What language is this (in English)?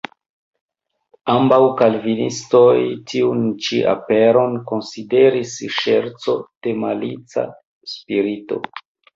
Esperanto